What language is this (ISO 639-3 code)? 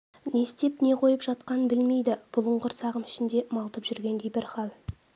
kaz